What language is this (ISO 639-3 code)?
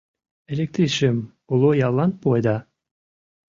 chm